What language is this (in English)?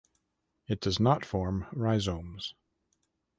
English